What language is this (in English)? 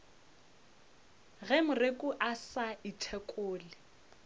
Northern Sotho